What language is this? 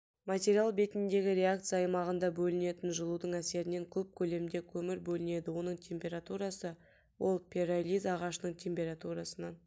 Kazakh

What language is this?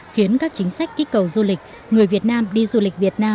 Vietnamese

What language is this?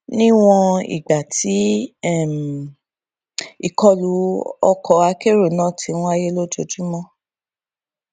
Yoruba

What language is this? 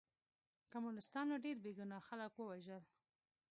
Pashto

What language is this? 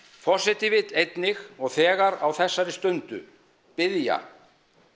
Icelandic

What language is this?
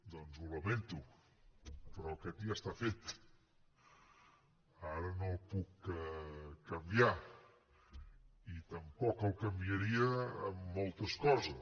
Catalan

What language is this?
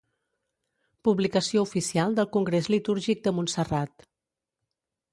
Catalan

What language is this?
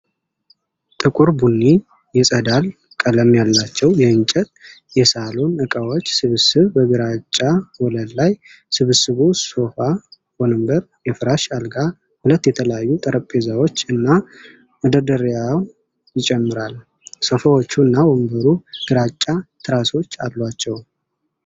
Amharic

